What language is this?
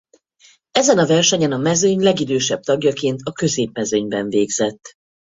Hungarian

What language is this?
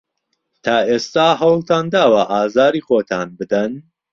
Central Kurdish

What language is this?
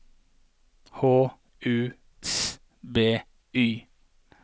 Norwegian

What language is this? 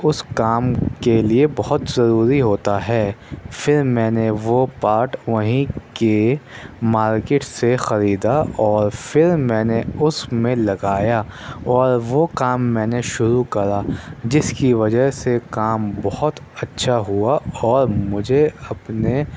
Urdu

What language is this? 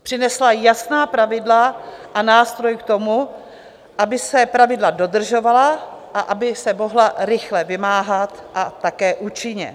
Czech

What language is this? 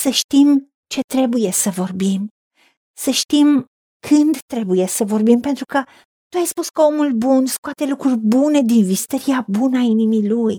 Romanian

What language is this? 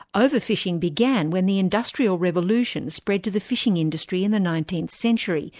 English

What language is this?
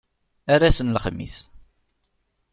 Kabyle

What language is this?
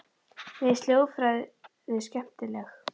Icelandic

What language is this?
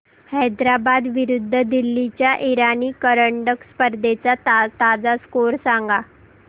Marathi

